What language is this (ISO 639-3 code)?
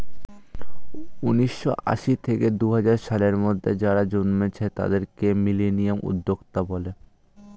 ben